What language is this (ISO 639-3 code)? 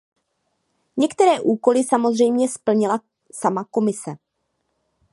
ces